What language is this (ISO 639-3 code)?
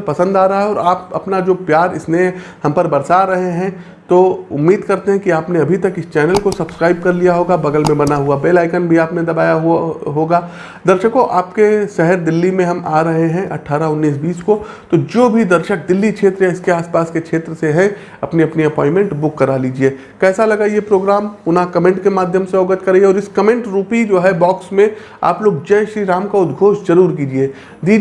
hin